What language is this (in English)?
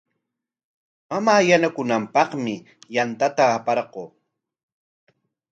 Corongo Ancash Quechua